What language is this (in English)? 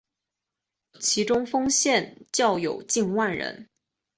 Chinese